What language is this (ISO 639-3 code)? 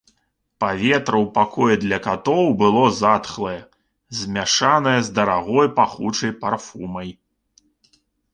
bel